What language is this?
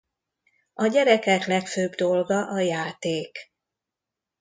Hungarian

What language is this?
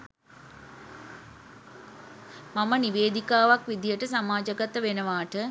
Sinhala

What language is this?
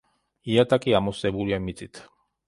Georgian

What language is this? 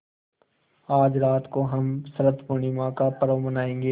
Hindi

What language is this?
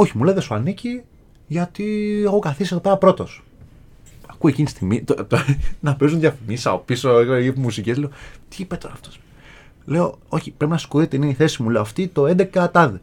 Greek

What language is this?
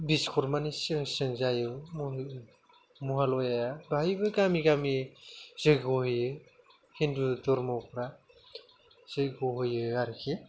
Bodo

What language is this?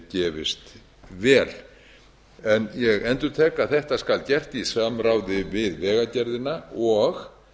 Icelandic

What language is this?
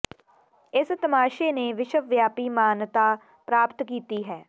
Punjabi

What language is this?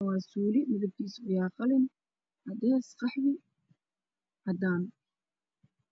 Somali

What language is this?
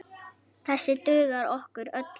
Icelandic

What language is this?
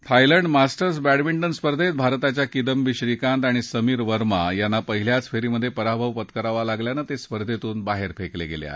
Marathi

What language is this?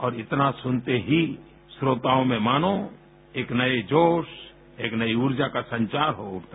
Hindi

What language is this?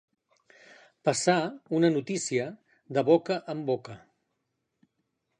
Catalan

